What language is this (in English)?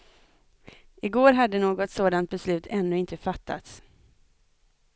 Swedish